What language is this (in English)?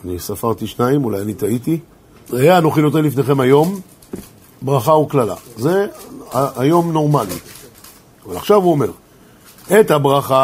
Hebrew